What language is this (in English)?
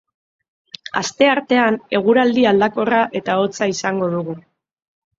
Basque